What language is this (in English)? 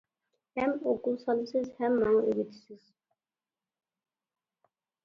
Uyghur